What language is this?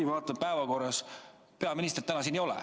Estonian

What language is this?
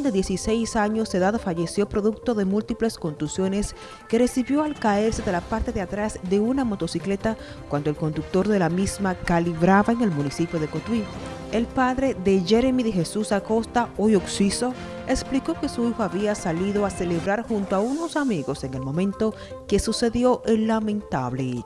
Spanish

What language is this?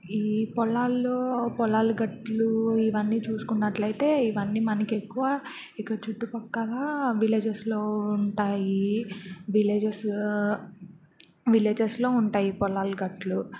Telugu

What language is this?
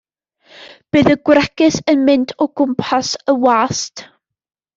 Welsh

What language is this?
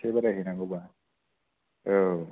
Bodo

